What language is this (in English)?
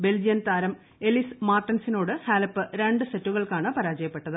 Malayalam